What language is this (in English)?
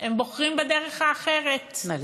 Hebrew